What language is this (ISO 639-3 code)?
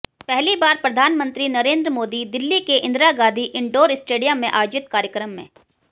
hin